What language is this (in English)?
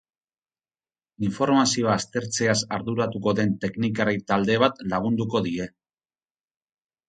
Basque